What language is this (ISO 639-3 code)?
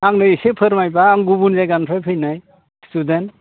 brx